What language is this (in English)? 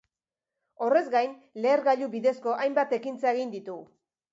Basque